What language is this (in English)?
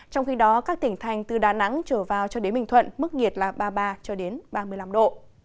Vietnamese